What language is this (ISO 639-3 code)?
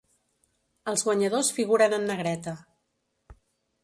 cat